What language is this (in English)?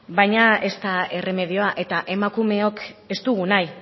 Basque